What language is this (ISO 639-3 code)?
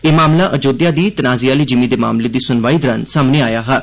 doi